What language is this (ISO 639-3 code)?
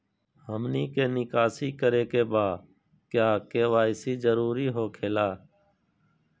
mag